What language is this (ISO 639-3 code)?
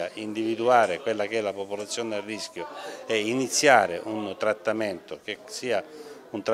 ita